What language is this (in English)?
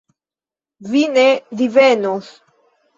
Esperanto